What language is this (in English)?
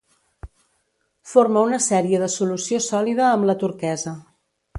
Catalan